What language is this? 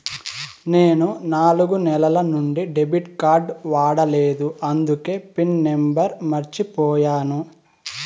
Telugu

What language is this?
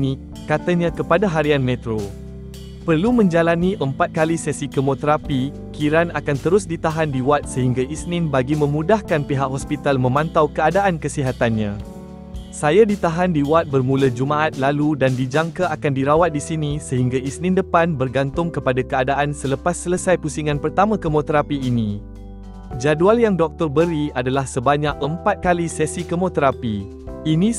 Malay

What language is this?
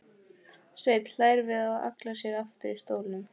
Icelandic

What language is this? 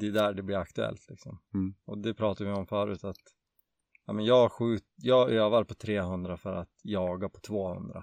Swedish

